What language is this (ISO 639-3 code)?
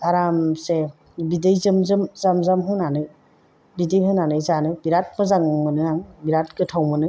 brx